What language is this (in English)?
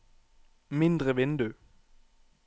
Norwegian